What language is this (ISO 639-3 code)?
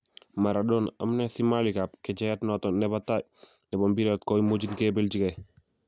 kln